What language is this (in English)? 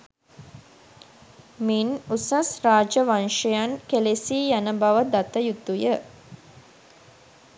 Sinhala